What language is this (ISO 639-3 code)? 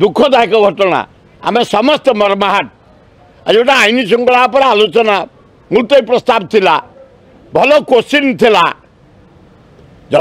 tur